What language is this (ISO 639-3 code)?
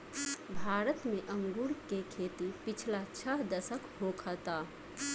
bho